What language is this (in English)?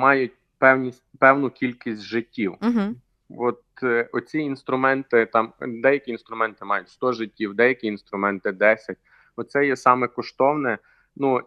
Ukrainian